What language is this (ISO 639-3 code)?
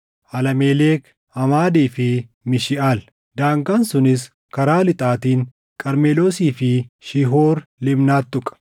orm